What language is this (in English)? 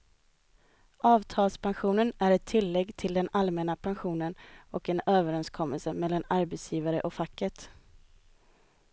Swedish